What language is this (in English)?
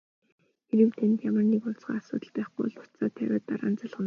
Mongolian